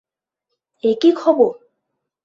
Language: Bangla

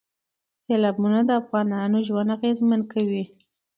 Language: Pashto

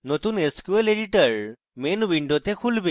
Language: Bangla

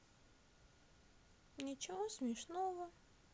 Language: Russian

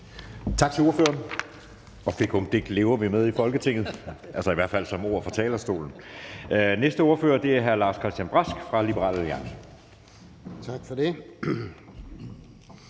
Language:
Danish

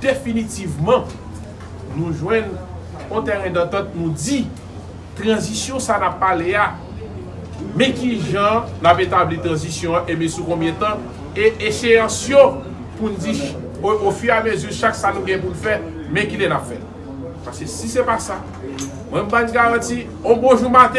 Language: French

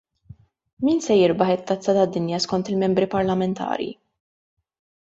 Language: Maltese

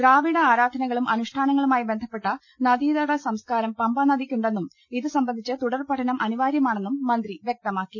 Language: Malayalam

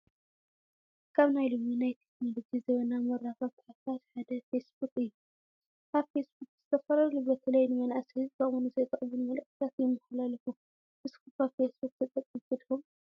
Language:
Tigrinya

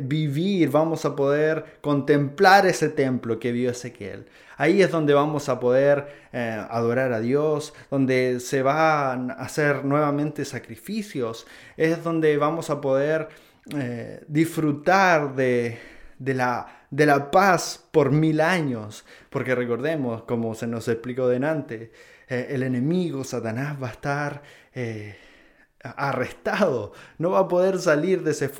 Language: Spanish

